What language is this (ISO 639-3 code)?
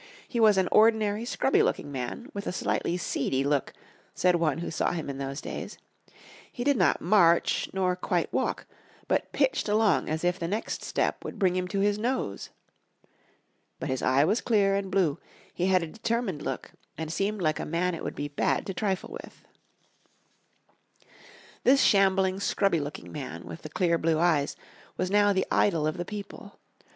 eng